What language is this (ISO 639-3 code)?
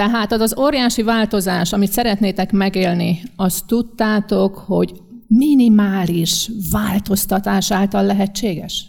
hun